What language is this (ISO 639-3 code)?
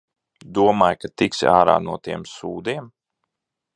lav